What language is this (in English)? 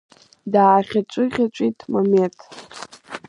Abkhazian